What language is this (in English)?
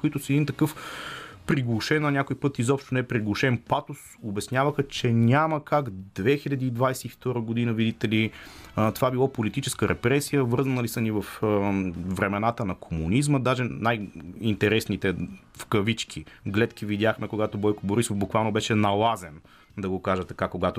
Bulgarian